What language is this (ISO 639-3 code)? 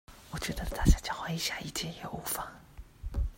zho